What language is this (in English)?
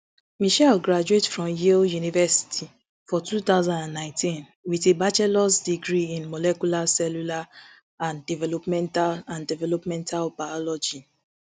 Nigerian Pidgin